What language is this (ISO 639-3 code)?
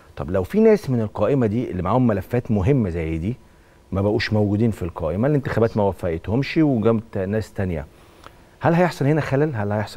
ara